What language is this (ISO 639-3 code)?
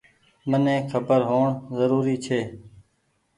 gig